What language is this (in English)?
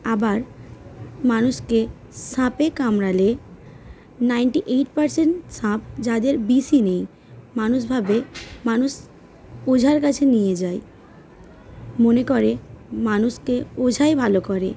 Bangla